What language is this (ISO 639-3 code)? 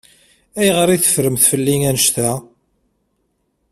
kab